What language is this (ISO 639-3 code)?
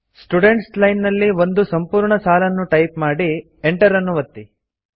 kan